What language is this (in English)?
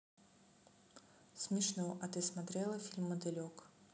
Russian